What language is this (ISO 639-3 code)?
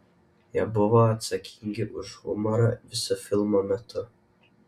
lit